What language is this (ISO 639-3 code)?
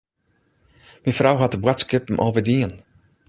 fry